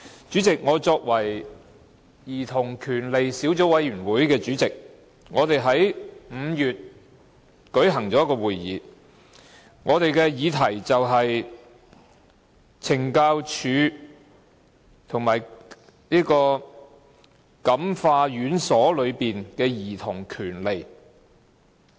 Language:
Cantonese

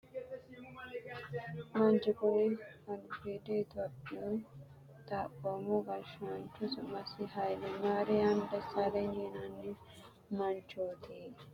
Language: Sidamo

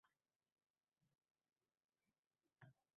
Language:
Uzbek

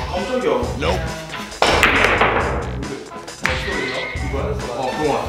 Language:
Korean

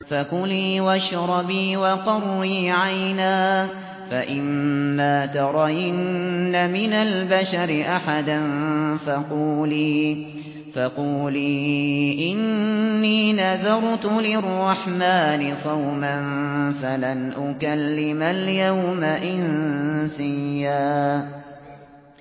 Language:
Arabic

